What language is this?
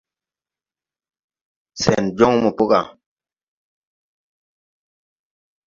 Tupuri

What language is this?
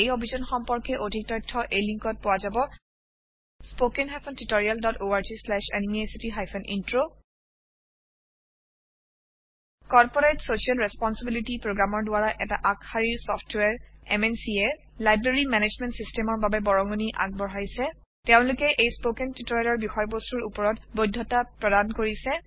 Assamese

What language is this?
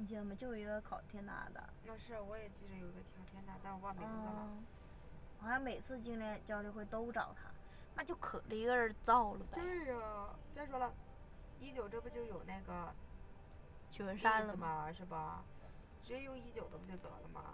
Chinese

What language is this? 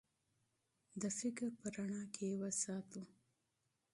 Pashto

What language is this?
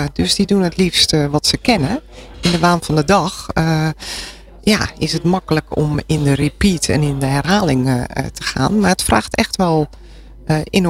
Dutch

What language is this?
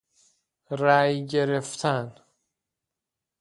Persian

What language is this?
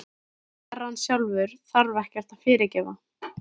Icelandic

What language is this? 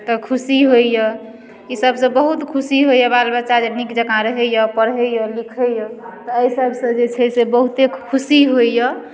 Maithili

